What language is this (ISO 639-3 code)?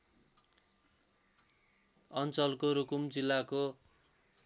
nep